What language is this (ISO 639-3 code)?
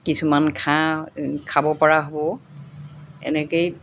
asm